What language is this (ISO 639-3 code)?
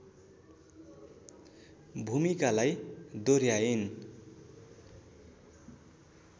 nep